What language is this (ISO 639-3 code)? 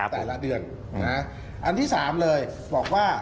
tha